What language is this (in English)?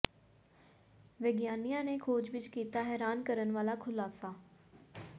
Punjabi